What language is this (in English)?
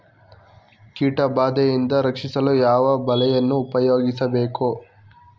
Kannada